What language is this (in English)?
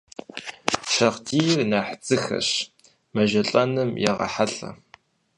Kabardian